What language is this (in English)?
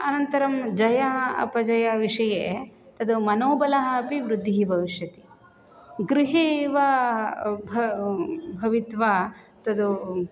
Sanskrit